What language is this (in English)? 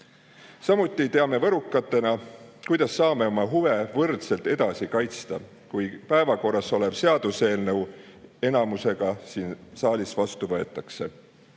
Estonian